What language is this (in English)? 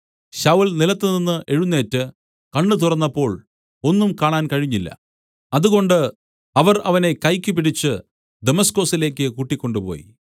Malayalam